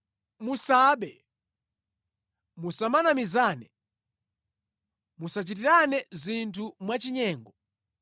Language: Nyanja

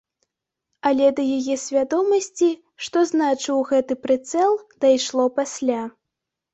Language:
Belarusian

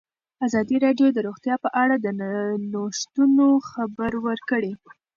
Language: Pashto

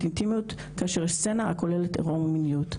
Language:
Hebrew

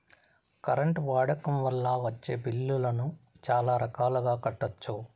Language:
Telugu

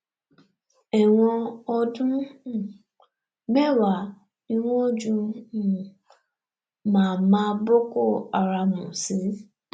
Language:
Yoruba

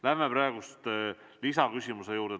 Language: Estonian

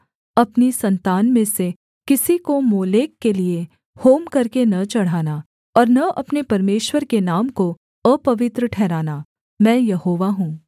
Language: Hindi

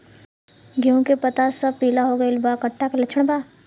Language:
Bhojpuri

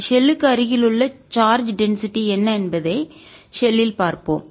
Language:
Tamil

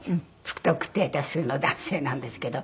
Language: Japanese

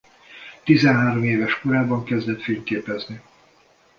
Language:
Hungarian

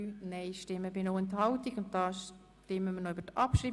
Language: Swiss German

